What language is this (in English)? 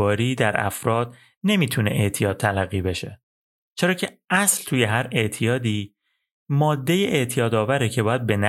Persian